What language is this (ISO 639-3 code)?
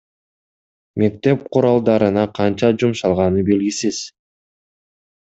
kir